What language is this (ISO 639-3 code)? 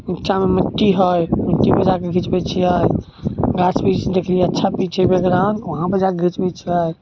mai